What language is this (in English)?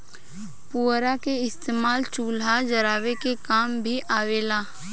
Bhojpuri